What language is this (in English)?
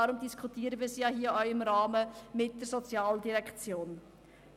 Swiss German